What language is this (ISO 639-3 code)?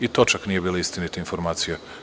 srp